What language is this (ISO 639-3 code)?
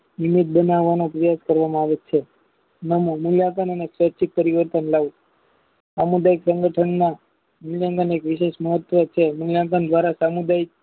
guj